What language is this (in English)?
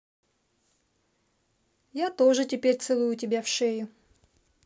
Russian